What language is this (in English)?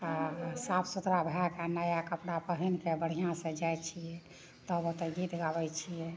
Maithili